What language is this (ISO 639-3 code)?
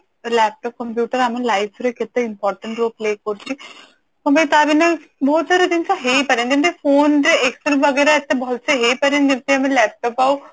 ori